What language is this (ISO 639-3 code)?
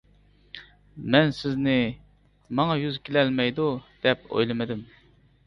uig